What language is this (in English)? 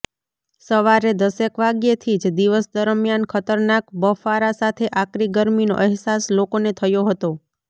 Gujarati